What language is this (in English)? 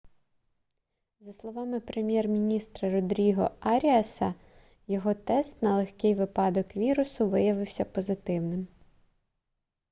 Ukrainian